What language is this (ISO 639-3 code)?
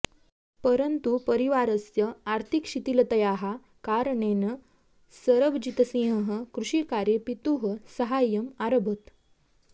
san